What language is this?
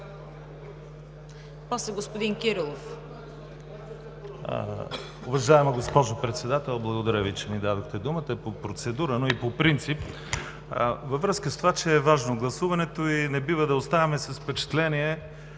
Bulgarian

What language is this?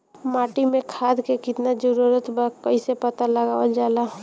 Bhojpuri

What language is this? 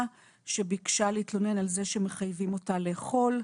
Hebrew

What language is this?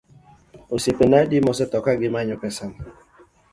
Luo (Kenya and Tanzania)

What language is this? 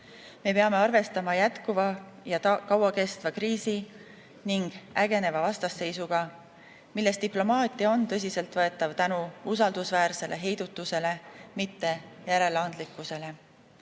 Estonian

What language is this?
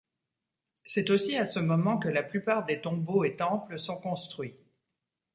French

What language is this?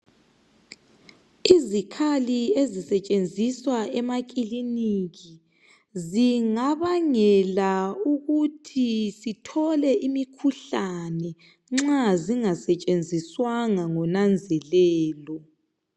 North Ndebele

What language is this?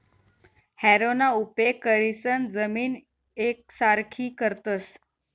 Marathi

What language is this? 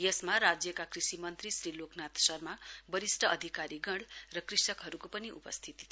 Nepali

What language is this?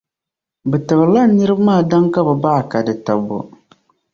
Dagbani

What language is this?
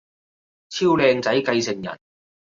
Cantonese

